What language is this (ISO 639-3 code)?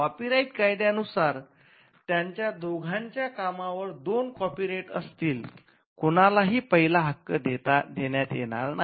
mar